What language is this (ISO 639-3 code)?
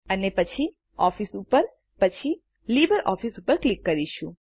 guj